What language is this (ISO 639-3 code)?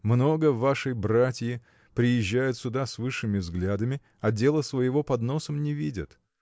rus